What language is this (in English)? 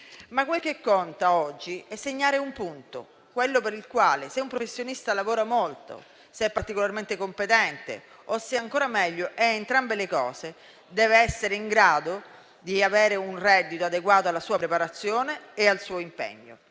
Italian